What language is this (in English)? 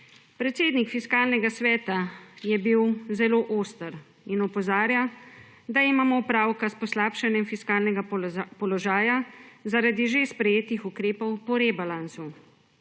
Slovenian